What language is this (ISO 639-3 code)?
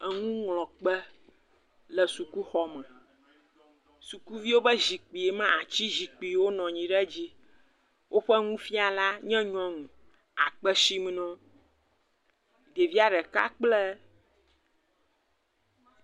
ewe